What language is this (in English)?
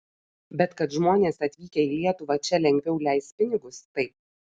Lithuanian